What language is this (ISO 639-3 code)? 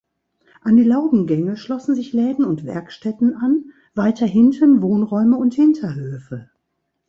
deu